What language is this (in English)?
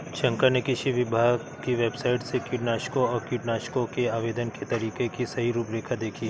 Hindi